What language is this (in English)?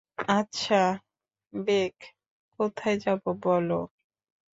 Bangla